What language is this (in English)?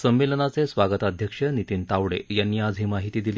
Marathi